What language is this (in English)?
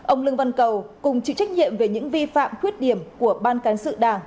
Vietnamese